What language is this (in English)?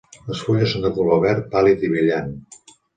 Catalan